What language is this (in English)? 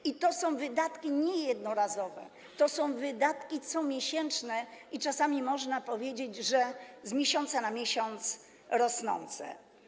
Polish